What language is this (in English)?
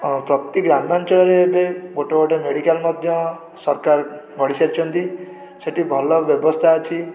Odia